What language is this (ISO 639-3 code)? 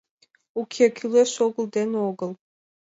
chm